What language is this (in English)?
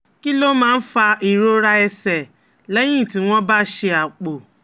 Yoruba